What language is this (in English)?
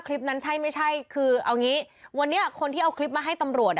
Thai